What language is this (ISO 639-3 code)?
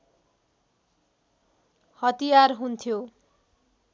nep